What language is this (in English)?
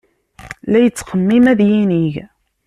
Kabyle